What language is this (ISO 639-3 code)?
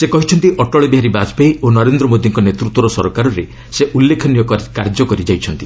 ori